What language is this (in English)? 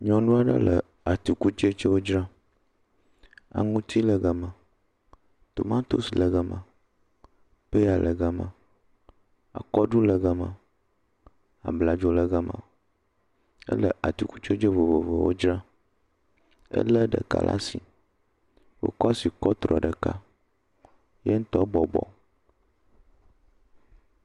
Ewe